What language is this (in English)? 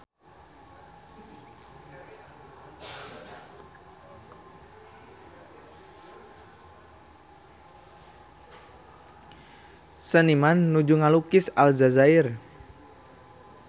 Sundanese